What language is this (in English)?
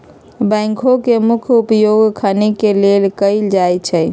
Magahi